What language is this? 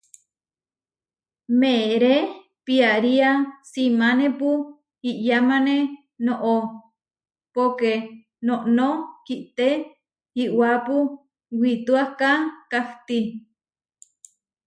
Huarijio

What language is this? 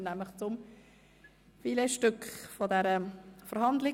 Swiss German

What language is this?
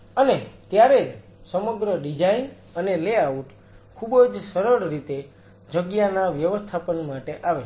Gujarati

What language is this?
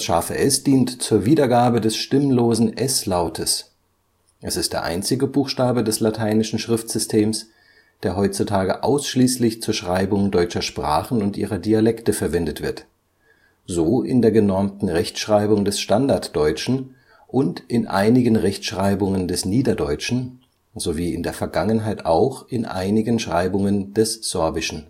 German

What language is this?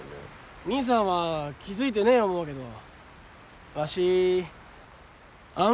Japanese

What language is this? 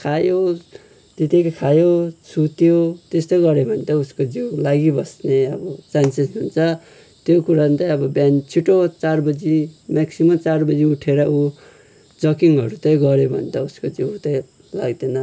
Nepali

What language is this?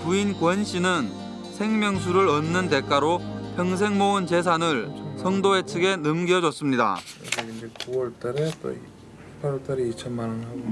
Korean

